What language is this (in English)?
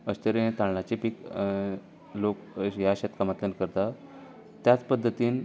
Konkani